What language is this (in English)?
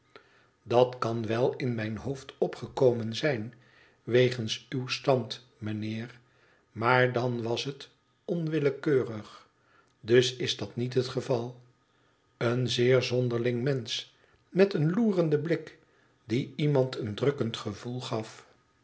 Dutch